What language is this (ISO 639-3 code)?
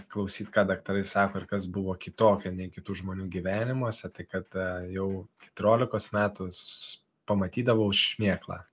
lit